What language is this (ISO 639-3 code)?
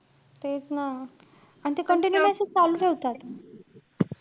mar